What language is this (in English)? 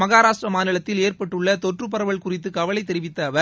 Tamil